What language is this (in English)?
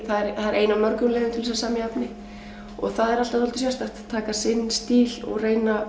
Icelandic